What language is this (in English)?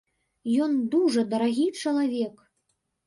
Belarusian